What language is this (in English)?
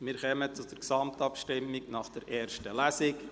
Swiss German